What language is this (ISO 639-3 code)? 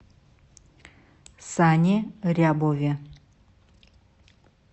rus